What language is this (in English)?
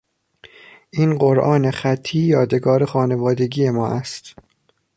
Persian